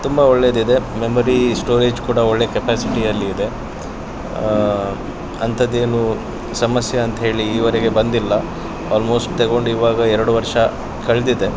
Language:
Kannada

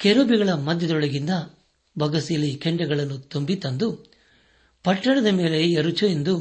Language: Kannada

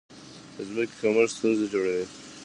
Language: Pashto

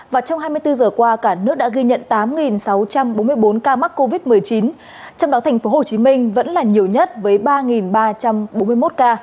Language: Vietnamese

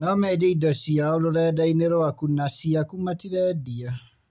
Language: Kikuyu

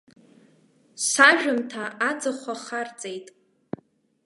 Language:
Abkhazian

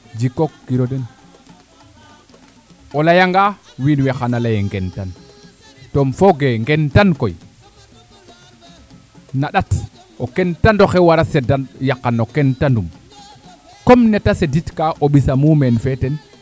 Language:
Serer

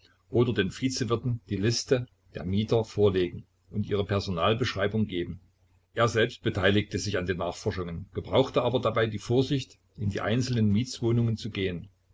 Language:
German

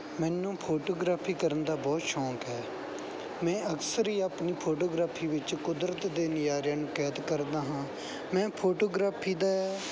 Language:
Punjabi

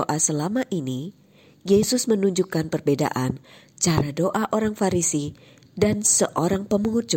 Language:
Indonesian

